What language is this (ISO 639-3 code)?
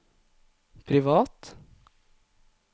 nor